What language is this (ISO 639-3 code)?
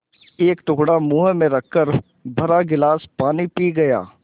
hin